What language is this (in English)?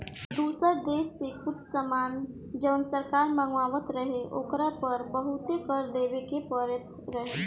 Bhojpuri